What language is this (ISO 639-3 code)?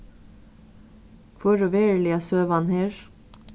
fao